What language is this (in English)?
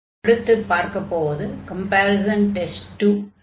Tamil